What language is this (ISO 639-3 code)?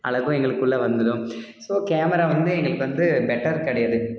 tam